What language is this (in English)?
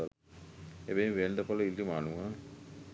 Sinhala